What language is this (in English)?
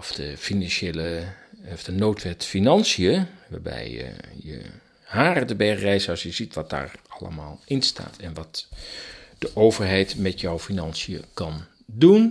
Dutch